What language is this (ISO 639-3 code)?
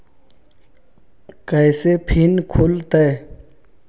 mag